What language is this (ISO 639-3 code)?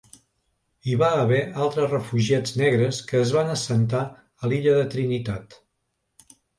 cat